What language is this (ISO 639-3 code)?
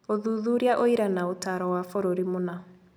kik